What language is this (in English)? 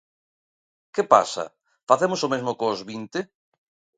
Galician